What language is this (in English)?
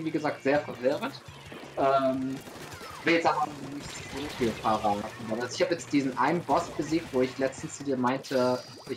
German